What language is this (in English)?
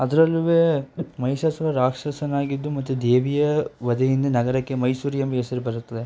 Kannada